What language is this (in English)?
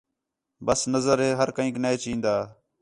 Khetrani